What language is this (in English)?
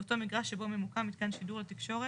Hebrew